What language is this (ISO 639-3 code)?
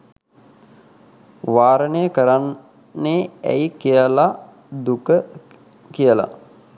sin